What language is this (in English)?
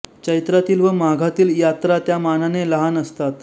Marathi